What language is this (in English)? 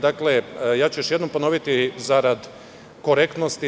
Serbian